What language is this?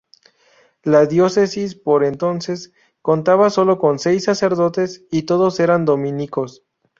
Spanish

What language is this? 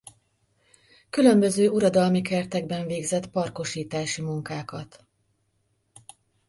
Hungarian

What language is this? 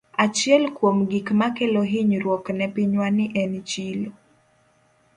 Luo (Kenya and Tanzania)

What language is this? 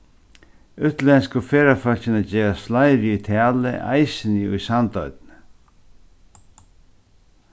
Faroese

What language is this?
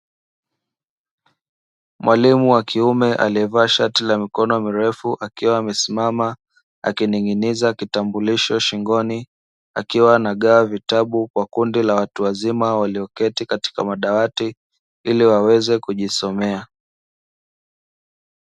Swahili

